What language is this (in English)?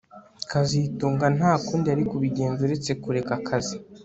Kinyarwanda